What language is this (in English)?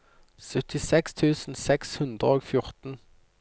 Norwegian